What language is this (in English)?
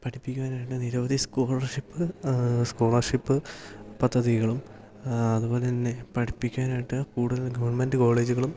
Malayalam